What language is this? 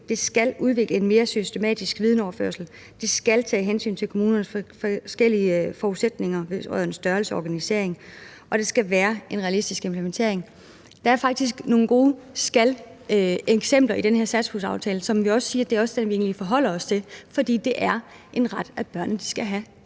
Danish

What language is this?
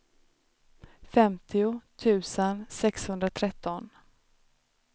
Swedish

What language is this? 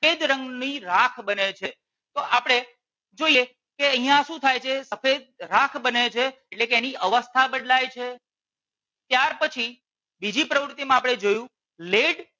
Gujarati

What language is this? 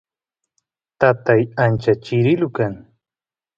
Santiago del Estero Quichua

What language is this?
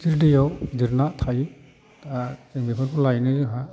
Bodo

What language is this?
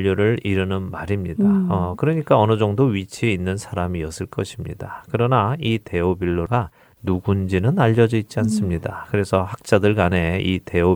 Korean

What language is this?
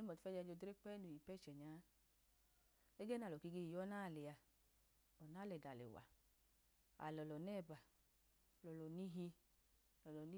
Idoma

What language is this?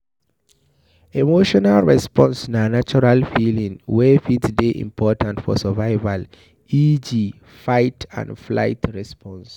Nigerian Pidgin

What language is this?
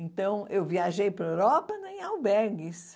Portuguese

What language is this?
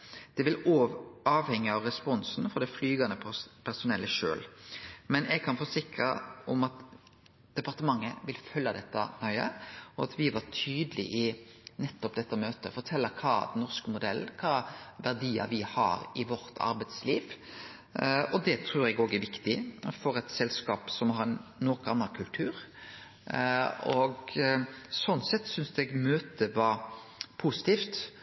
Norwegian Nynorsk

